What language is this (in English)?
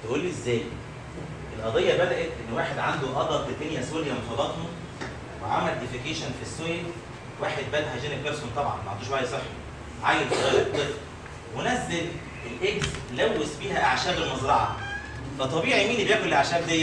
Arabic